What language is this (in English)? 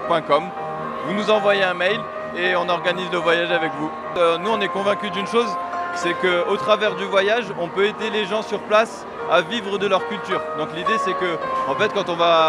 French